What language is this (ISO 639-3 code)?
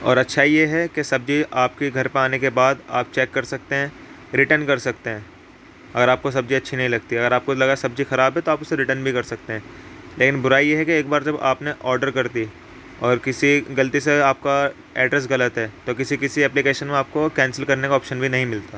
urd